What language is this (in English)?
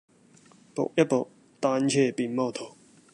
Cantonese